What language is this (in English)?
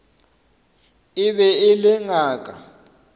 Northern Sotho